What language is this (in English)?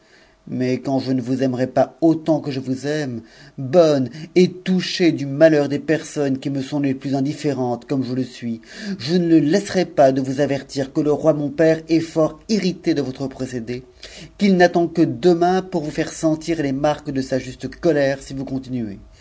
French